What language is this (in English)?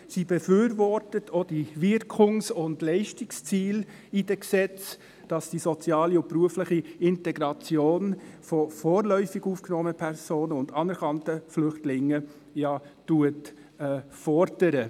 Swiss German